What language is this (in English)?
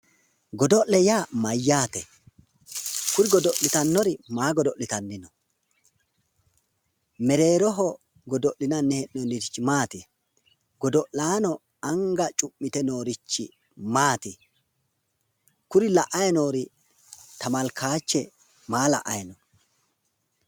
Sidamo